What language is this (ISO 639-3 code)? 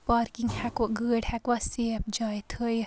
kas